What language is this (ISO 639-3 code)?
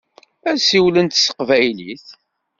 kab